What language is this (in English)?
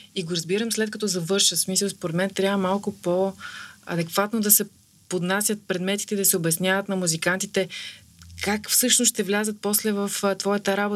Bulgarian